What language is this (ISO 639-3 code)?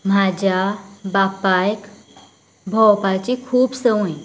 kok